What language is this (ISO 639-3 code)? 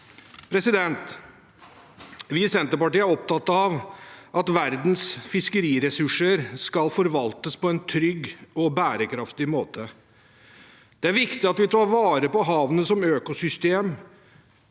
nor